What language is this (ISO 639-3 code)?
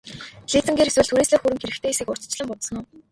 mon